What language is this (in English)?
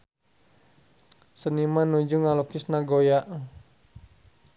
Sundanese